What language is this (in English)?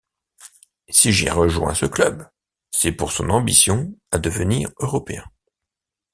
French